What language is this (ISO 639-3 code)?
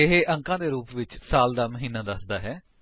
pan